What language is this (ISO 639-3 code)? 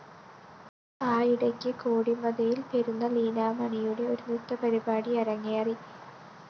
mal